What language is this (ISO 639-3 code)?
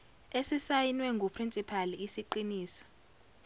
zul